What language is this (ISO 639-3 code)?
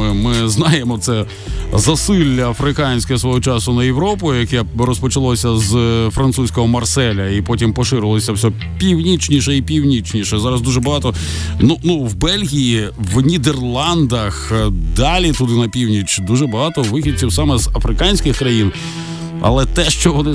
ukr